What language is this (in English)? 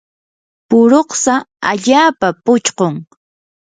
Yanahuanca Pasco Quechua